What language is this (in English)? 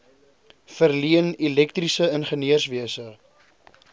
Afrikaans